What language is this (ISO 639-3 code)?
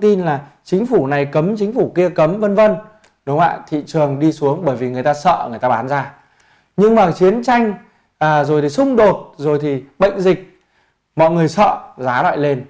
vie